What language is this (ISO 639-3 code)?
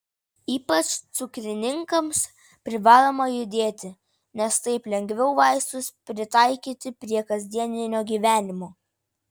lit